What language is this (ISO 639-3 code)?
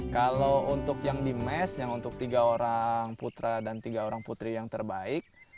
ind